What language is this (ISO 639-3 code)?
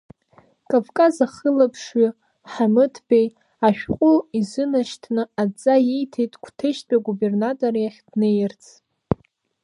abk